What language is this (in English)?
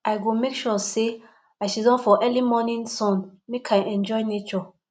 Nigerian Pidgin